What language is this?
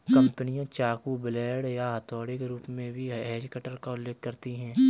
Hindi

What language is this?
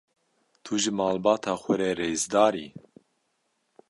Kurdish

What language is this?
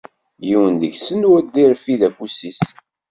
Kabyle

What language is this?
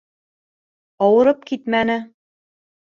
Bashkir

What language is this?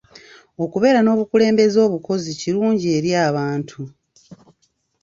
Ganda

